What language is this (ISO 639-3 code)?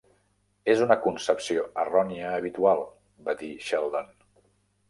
cat